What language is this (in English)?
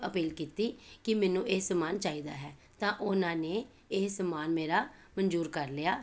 Punjabi